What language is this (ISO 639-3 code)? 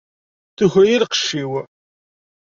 kab